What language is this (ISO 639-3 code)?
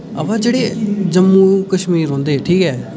doi